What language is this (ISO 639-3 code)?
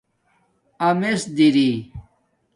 dmk